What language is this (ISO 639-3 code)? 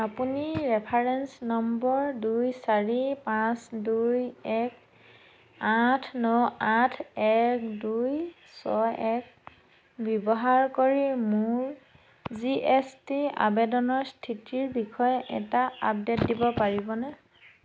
asm